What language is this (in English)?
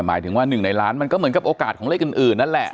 Thai